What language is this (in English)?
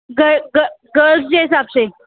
Sindhi